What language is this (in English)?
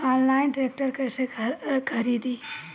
Bhojpuri